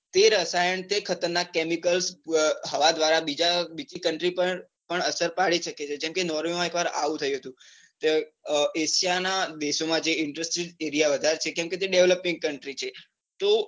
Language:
Gujarati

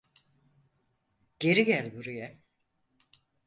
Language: Turkish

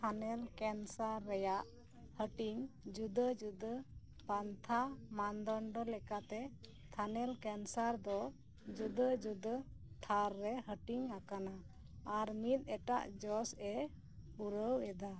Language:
Santali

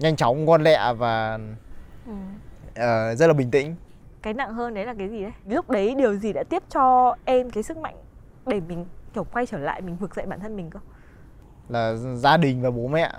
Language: Vietnamese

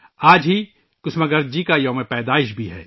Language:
Urdu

